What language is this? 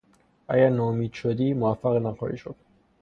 Persian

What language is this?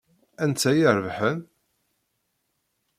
Kabyle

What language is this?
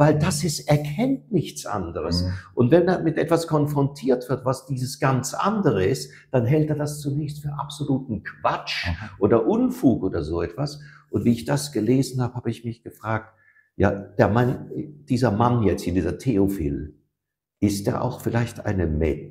German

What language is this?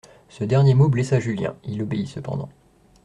French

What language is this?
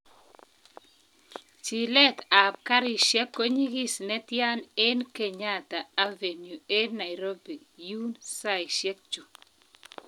Kalenjin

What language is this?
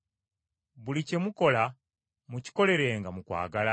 Ganda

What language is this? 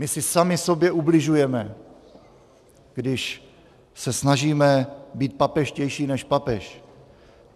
Czech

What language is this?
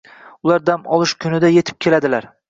Uzbek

